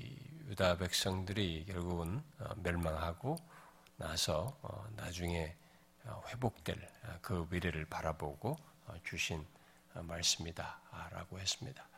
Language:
Korean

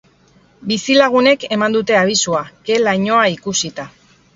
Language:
Basque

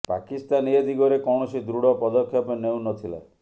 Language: Odia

